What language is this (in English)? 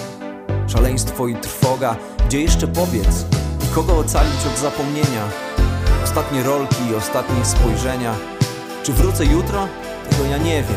Polish